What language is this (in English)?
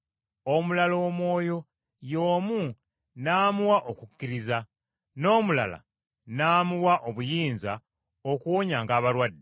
Ganda